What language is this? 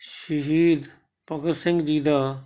Punjabi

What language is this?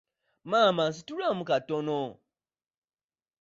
Ganda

